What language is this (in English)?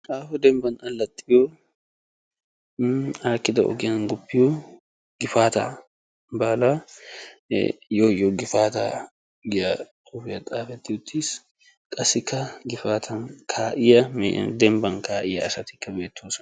Wolaytta